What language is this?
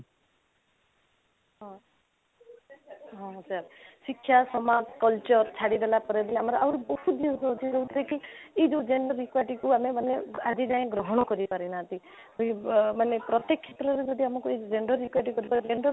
Odia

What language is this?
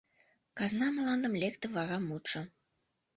Mari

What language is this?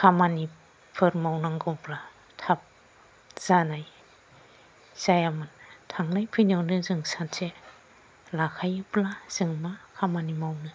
Bodo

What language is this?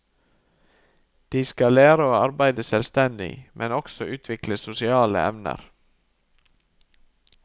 Norwegian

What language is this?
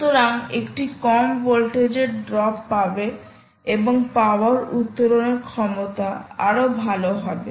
Bangla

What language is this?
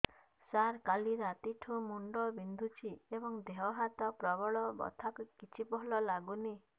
Odia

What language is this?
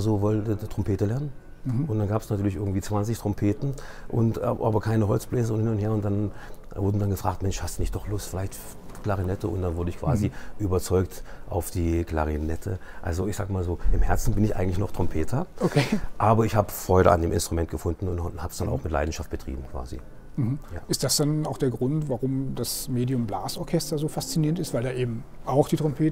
German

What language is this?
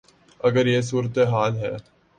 Urdu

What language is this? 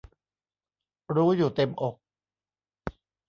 Thai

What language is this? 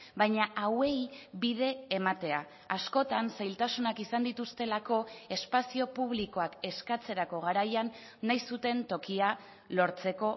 Basque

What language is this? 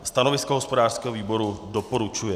Czech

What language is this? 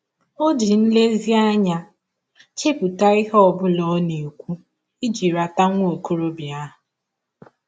Igbo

